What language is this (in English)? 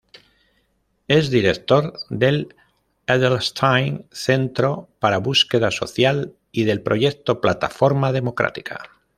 Spanish